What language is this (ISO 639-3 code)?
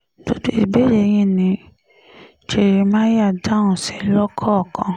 yor